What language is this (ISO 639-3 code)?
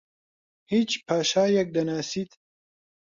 ckb